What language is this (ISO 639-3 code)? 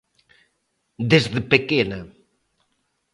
glg